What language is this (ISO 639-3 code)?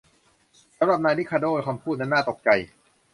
tha